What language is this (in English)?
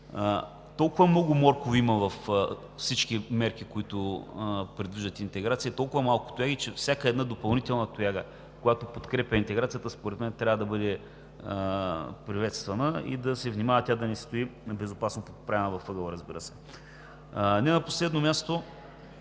Bulgarian